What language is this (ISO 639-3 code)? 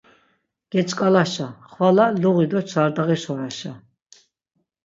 lzz